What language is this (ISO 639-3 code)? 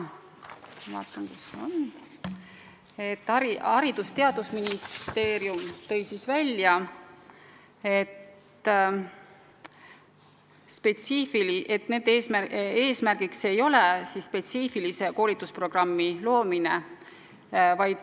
est